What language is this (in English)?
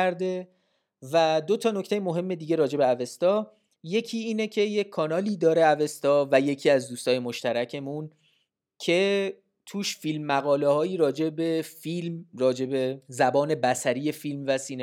Persian